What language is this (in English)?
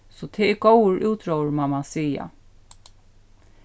Faroese